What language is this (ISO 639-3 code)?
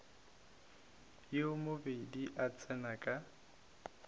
nso